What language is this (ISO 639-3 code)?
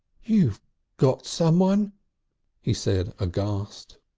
eng